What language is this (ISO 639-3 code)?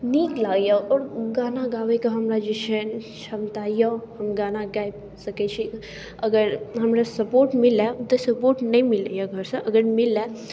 mai